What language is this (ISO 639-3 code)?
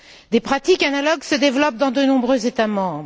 fra